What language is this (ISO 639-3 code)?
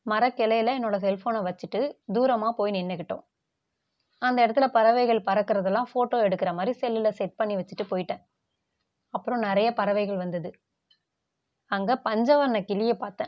tam